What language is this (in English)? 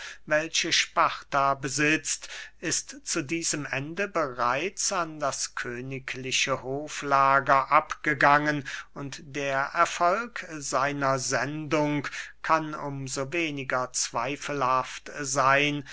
German